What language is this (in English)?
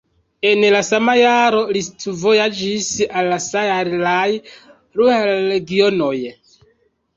Esperanto